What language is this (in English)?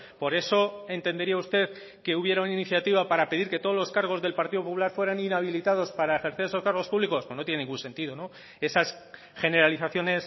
Spanish